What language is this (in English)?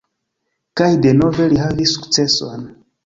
Esperanto